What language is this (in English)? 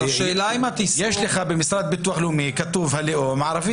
Hebrew